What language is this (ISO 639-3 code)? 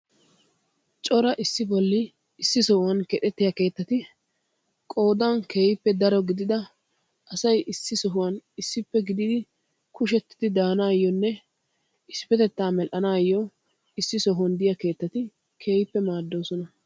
wal